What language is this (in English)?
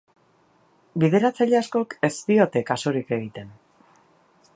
Basque